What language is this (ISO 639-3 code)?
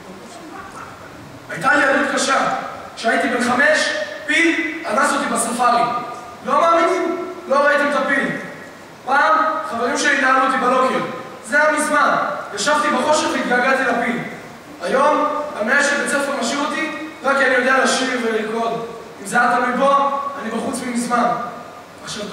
heb